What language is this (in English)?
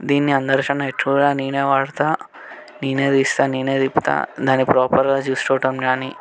Telugu